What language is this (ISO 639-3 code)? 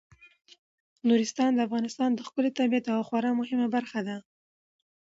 pus